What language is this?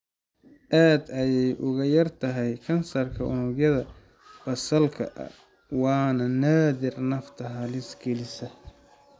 Somali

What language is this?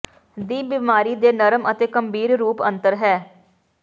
Punjabi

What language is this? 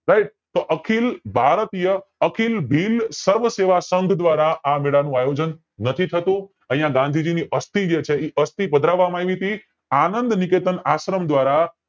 Gujarati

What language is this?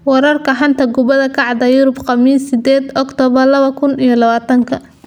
Somali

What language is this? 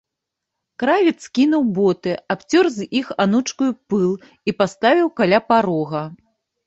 Belarusian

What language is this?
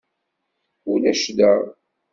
Kabyle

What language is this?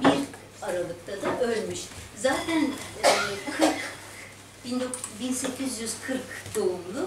Turkish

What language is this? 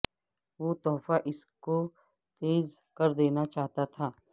Urdu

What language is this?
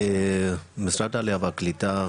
Hebrew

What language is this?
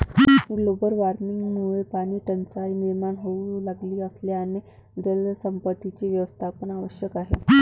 Marathi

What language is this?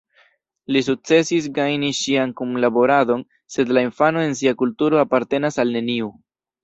Esperanto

